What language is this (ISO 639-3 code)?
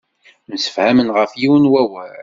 kab